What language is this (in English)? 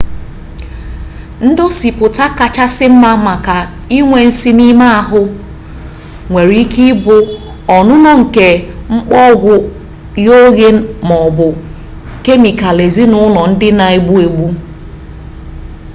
Igbo